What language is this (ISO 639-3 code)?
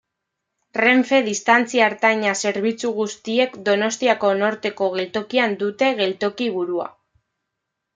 eus